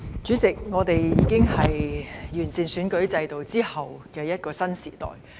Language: Cantonese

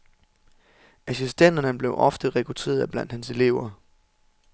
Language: Danish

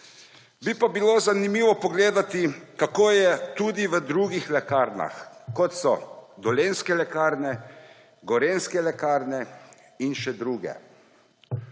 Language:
Slovenian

